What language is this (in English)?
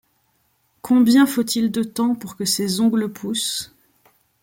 French